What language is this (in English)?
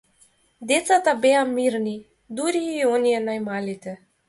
Macedonian